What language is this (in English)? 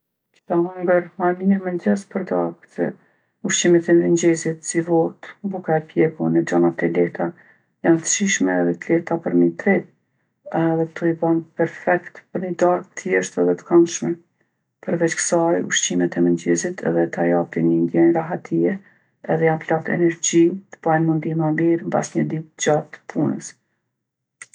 Gheg Albanian